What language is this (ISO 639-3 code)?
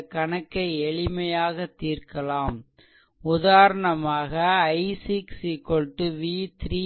tam